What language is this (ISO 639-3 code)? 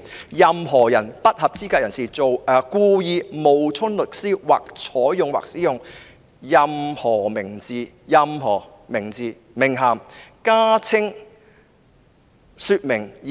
yue